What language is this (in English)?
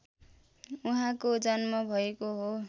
Nepali